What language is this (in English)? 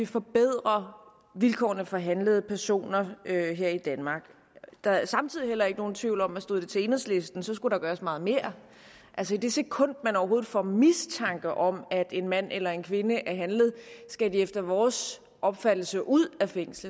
Danish